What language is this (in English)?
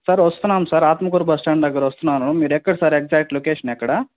Telugu